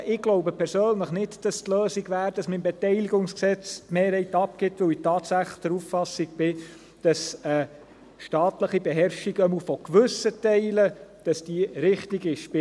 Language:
Swiss German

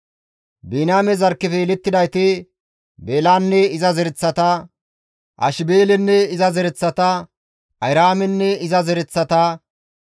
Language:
Gamo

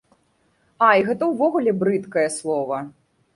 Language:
Belarusian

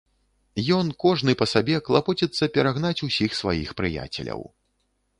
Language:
Belarusian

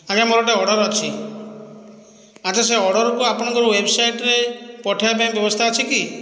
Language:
Odia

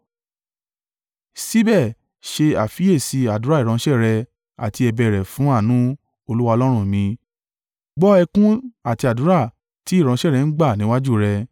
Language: Yoruba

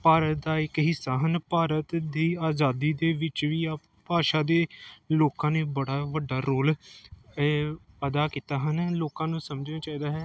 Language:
Punjabi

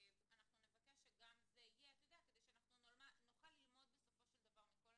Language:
Hebrew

